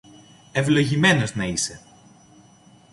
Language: Greek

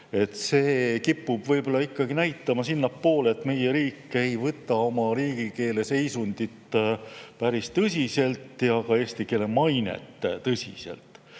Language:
Estonian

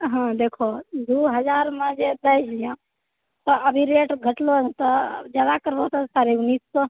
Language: Maithili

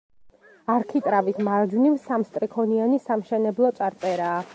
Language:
Georgian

